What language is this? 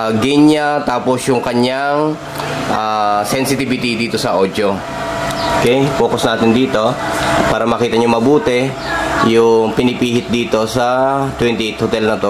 Filipino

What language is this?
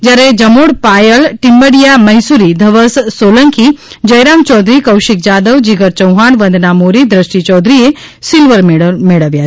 Gujarati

